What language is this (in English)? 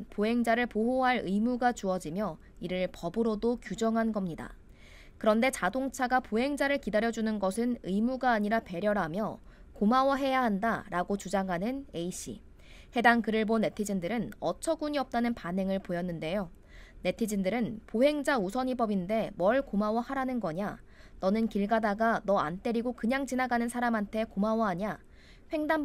Korean